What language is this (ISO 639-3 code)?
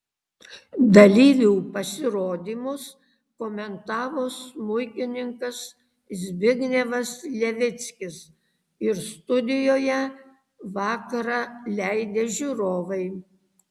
lit